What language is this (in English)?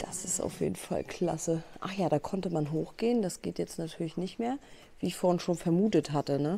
German